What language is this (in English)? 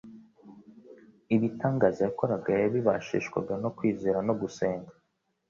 Kinyarwanda